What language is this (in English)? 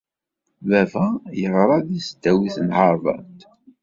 Kabyle